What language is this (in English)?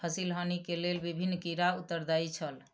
Maithili